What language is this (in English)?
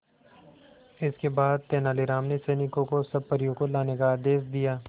Hindi